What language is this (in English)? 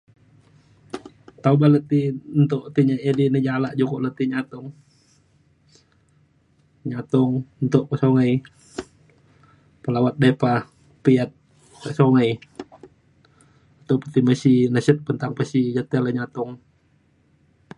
Mainstream Kenyah